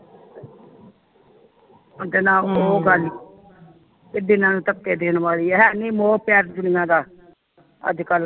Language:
Punjabi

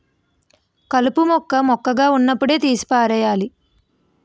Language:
Telugu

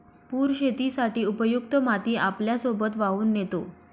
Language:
Marathi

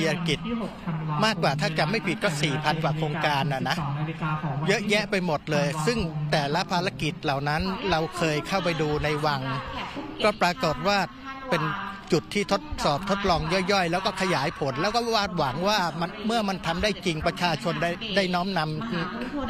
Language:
Thai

